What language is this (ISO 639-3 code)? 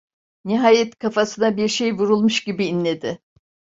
tur